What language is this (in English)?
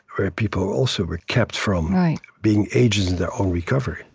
English